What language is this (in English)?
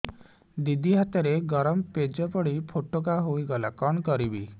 Odia